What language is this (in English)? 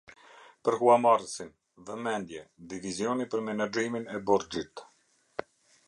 Albanian